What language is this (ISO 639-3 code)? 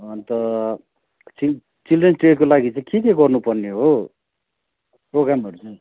nep